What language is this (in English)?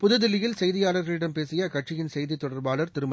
Tamil